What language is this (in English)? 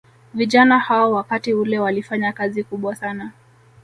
Swahili